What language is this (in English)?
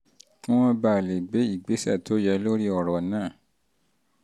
Yoruba